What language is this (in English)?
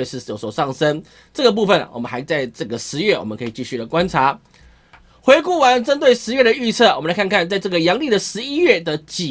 Chinese